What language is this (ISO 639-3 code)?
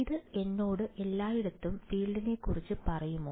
mal